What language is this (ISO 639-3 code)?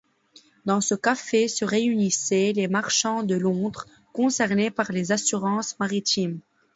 fra